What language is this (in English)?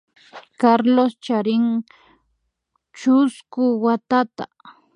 Imbabura Highland Quichua